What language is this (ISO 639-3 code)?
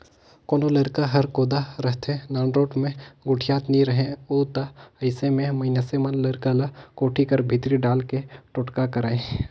hne